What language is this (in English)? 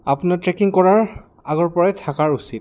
Assamese